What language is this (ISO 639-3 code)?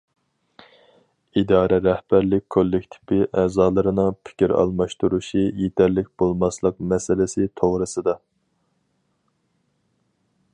uig